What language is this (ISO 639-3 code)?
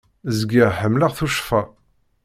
kab